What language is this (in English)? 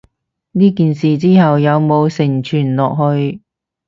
Cantonese